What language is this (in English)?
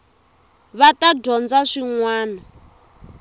Tsonga